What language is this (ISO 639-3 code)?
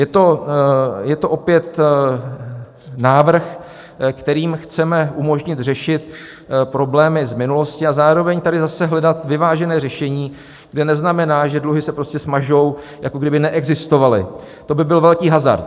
ces